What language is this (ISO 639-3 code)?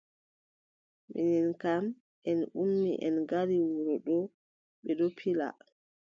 fub